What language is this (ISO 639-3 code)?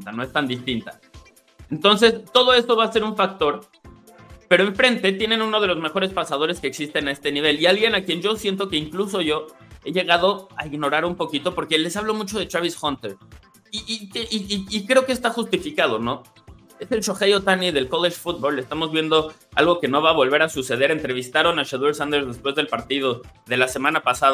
spa